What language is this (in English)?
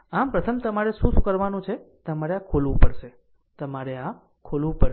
Gujarati